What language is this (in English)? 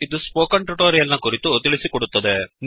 Kannada